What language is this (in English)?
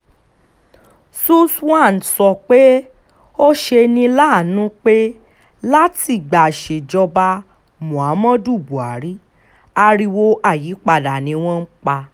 Yoruba